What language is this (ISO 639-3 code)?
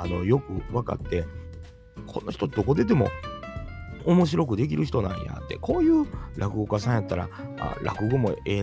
jpn